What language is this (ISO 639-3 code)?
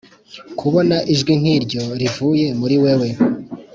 kin